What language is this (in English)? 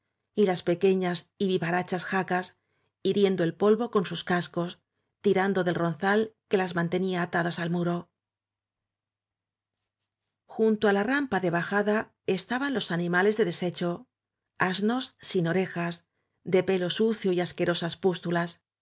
Spanish